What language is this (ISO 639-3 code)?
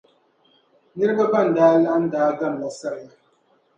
dag